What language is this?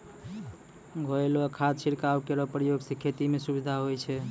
Maithili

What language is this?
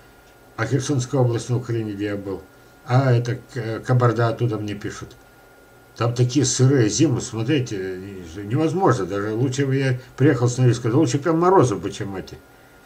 Russian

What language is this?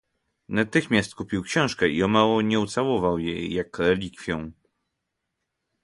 Polish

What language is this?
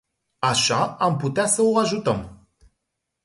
Romanian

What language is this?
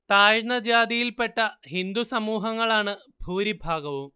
Malayalam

